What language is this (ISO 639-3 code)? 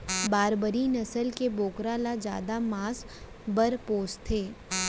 hne